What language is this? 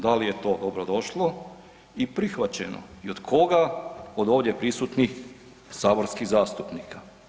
Croatian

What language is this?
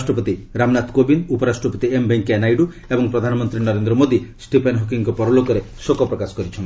Odia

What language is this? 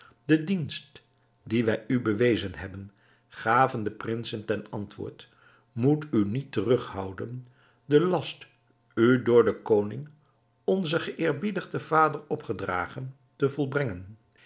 Dutch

